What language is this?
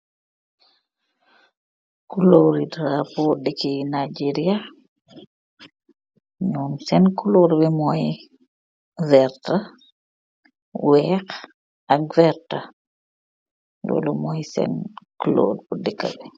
Wolof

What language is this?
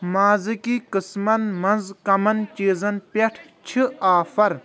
Kashmiri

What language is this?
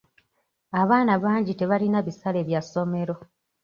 Ganda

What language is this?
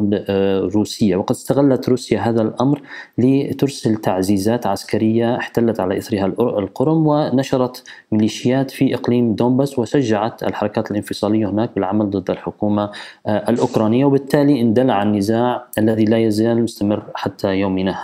Arabic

